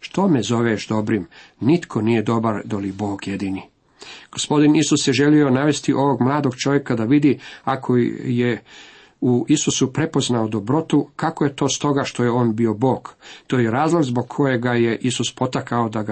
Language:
Croatian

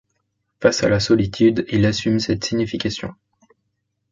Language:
French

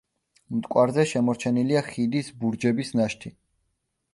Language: Georgian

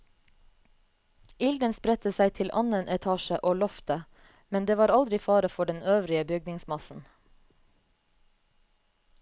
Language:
Norwegian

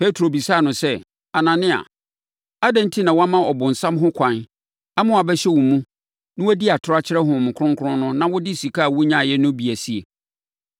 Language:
Akan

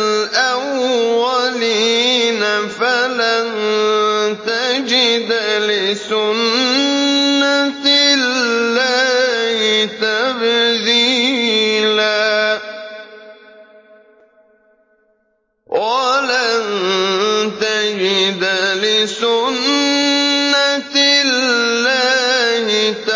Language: Arabic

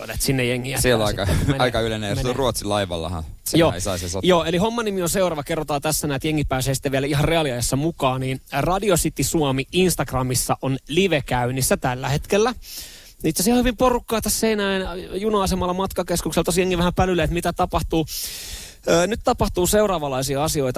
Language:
Finnish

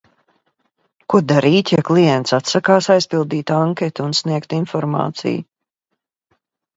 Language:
Latvian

